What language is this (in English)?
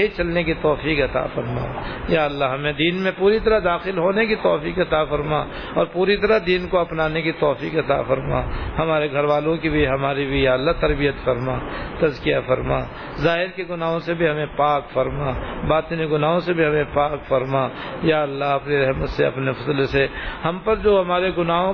Urdu